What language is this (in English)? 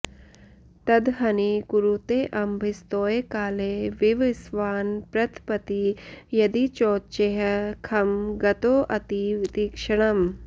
Sanskrit